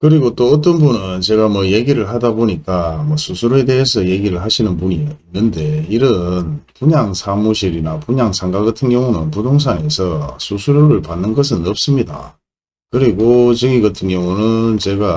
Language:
Korean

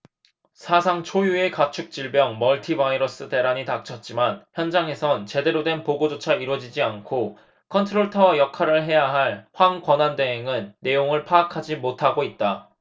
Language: Korean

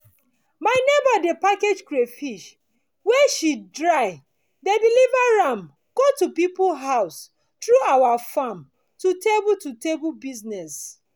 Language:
Nigerian Pidgin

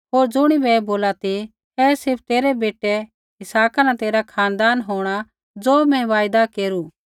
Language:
Kullu Pahari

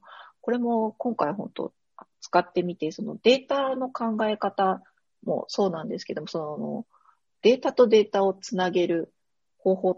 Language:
Japanese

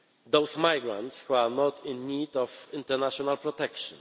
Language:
English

